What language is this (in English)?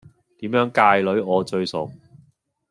Cantonese